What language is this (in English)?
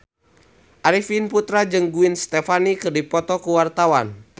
Sundanese